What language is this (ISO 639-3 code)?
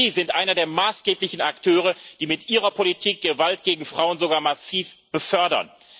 deu